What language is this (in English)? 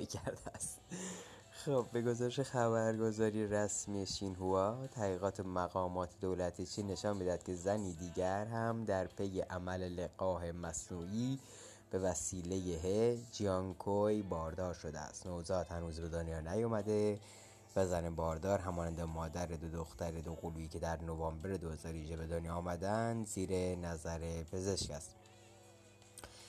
Persian